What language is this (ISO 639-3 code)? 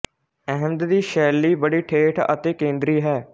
pan